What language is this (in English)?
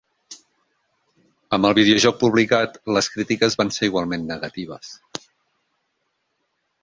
Catalan